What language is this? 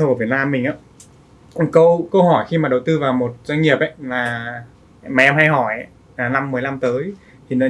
Vietnamese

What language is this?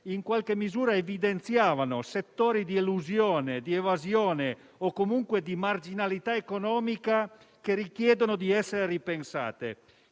Italian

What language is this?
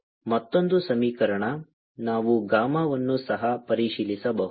Kannada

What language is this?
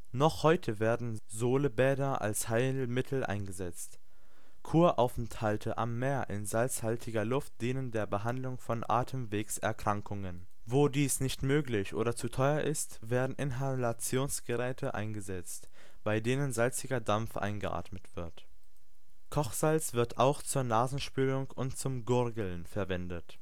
German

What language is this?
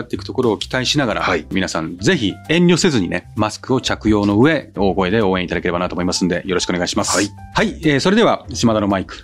Japanese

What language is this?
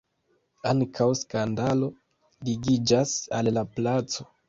Esperanto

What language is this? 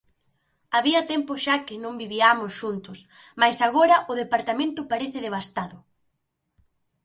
Galician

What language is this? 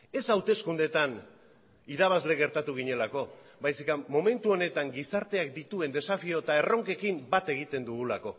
Basque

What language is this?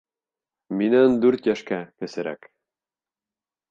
Bashkir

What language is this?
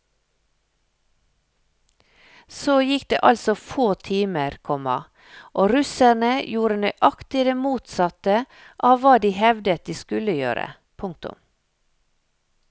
Norwegian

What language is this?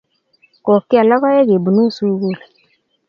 Kalenjin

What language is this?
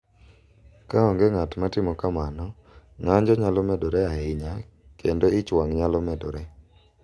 Luo (Kenya and Tanzania)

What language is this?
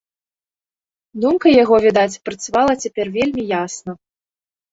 Belarusian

